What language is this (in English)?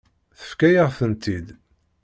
Kabyle